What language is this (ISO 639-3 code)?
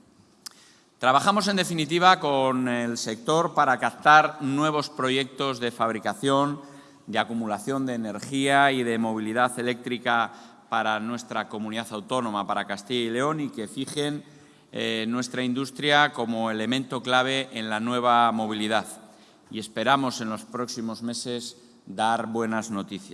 spa